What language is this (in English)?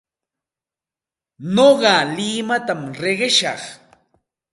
Santa Ana de Tusi Pasco Quechua